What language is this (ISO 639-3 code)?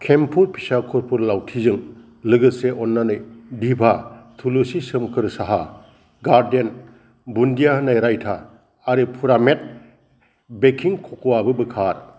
brx